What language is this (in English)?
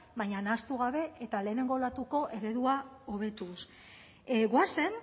Basque